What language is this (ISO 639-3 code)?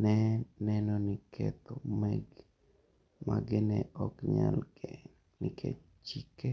luo